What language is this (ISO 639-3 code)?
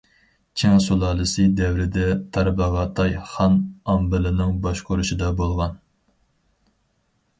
uig